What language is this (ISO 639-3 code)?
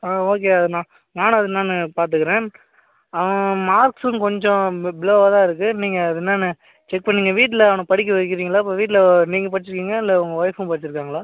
tam